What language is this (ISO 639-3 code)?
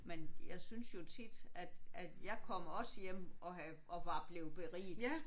dan